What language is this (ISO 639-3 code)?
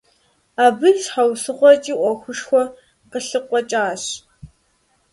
kbd